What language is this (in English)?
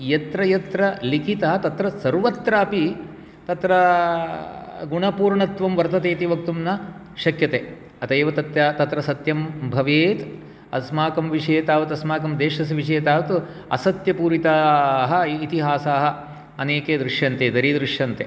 Sanskrit